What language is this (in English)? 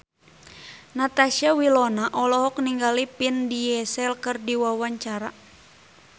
Sundanese